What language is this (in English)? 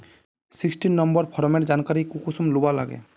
Magahi